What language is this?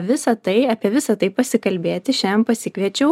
Lithuanian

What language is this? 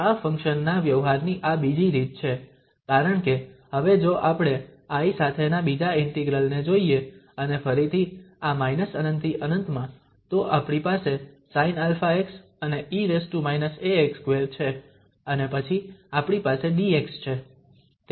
Gujarati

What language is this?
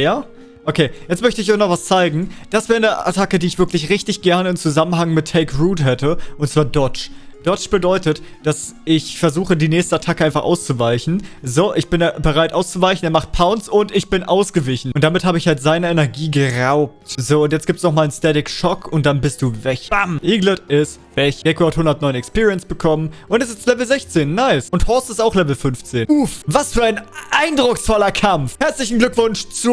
German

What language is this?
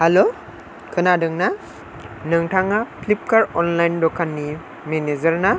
Bodo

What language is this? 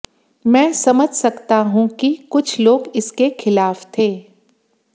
Hindi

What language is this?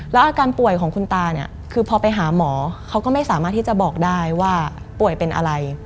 Thai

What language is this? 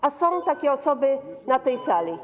Polish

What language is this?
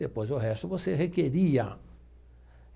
Portuguese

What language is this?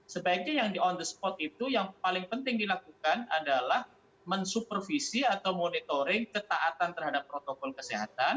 Indonesian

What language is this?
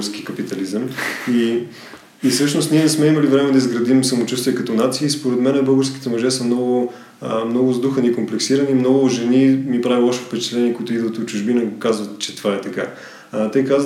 Bulgarian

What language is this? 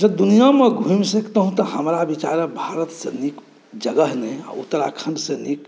Maithili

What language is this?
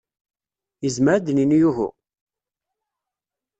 Kabyle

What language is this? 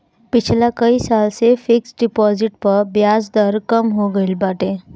Bhojpuri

